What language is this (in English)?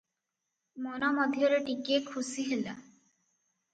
Odia